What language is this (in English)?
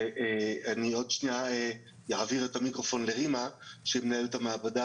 Hebrew